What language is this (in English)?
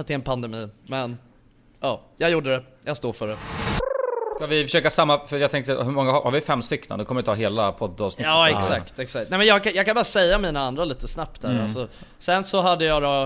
Swedish